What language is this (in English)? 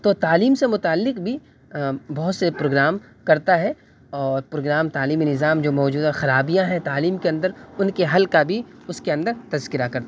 Urdu